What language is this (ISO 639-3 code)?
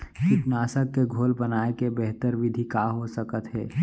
hne